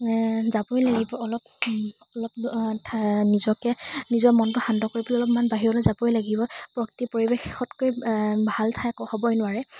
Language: Assamese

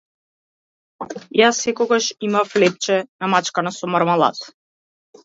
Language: Macedonian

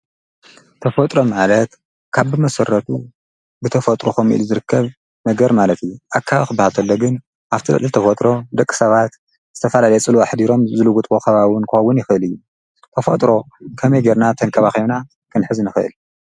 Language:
Tigrinya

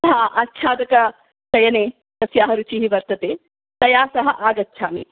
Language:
Sanskrit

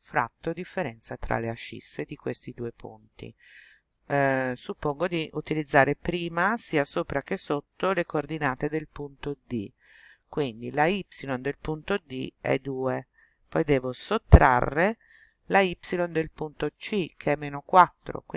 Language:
Italian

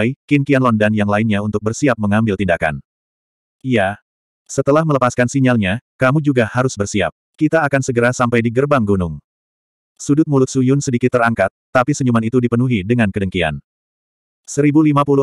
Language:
Indonesian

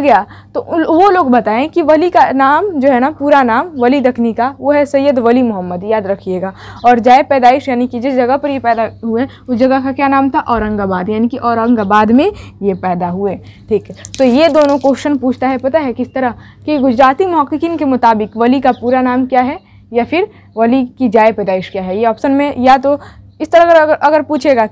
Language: Hindi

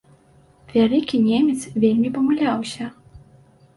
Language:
Belarusian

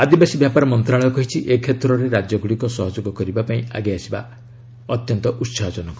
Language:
Odia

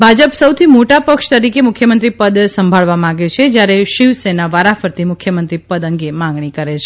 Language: Gujarati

